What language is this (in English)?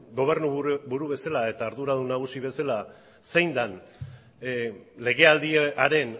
Basque